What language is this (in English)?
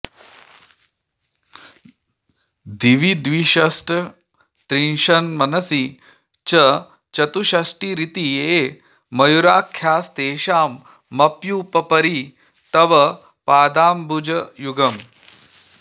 Sanskrit